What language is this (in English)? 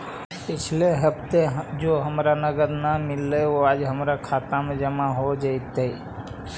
Magahi